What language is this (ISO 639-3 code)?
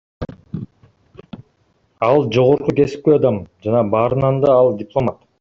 kir